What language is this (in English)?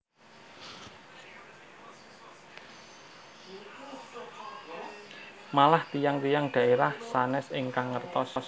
Javanese